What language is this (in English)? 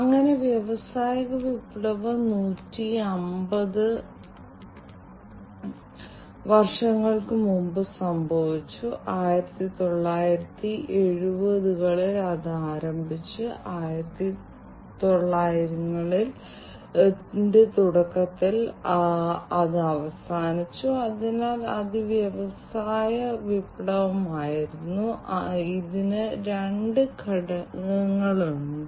Malayalam